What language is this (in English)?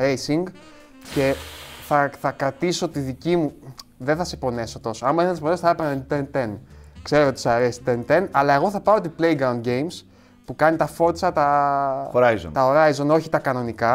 Greek